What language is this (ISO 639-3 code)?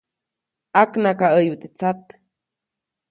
zoc